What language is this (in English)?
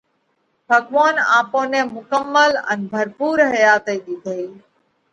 Parkari Koli